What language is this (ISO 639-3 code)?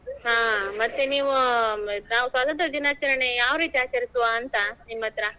kan